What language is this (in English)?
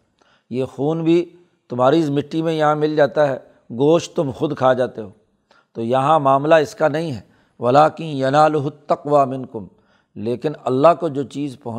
Urdu